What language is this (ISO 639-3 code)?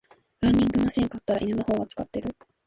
jpn